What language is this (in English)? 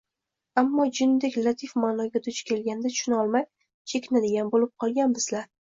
Uzbek